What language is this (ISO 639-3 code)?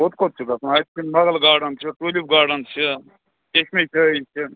kas